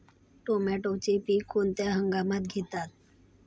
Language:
Marathi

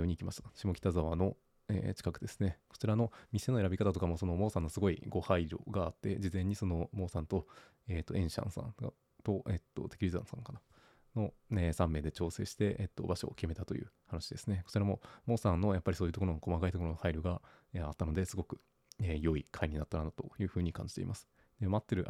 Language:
Japanese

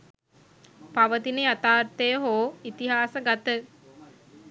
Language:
Sinhala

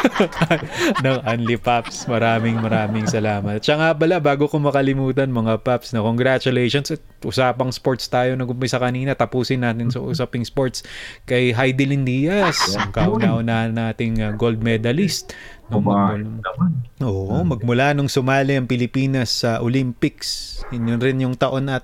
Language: Filipino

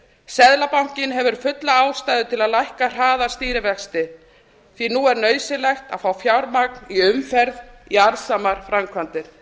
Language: Icelandic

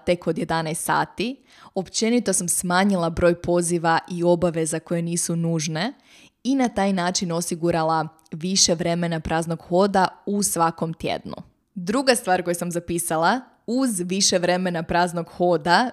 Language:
Croatian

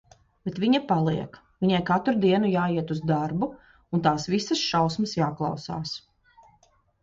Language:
Latvian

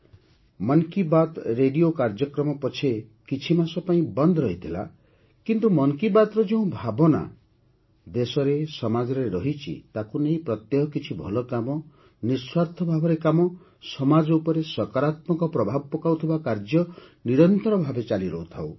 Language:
Odia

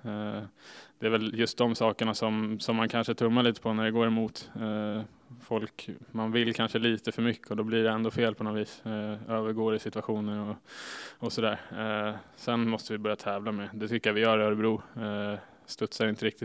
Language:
Swedish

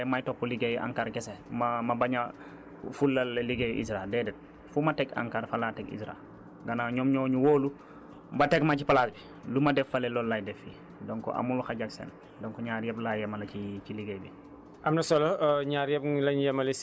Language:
Wolof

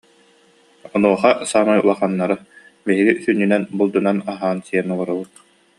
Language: Yakut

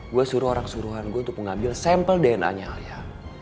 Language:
Indonesian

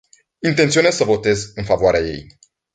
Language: Romanian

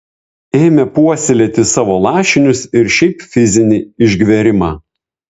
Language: Lithuanian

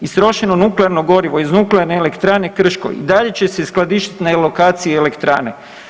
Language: Croatian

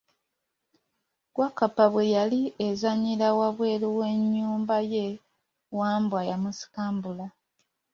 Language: Ganda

